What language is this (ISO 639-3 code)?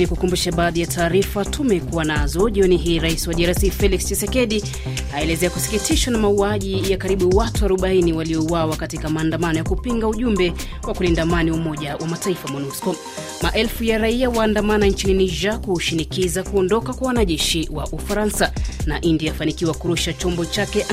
swa